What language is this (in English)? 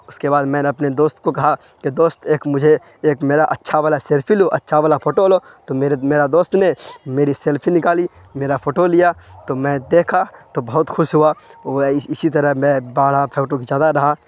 Urdu